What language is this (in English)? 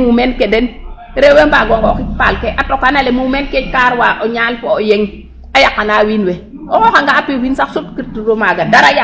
Serer